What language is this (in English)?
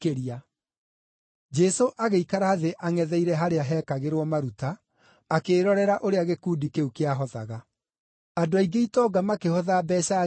Kikuyu